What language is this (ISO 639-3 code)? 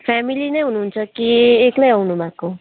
nep